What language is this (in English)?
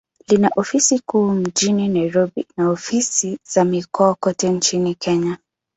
Swahili